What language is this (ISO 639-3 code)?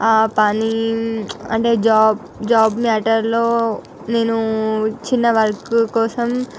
tel